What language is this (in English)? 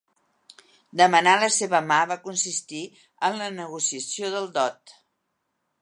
Catalan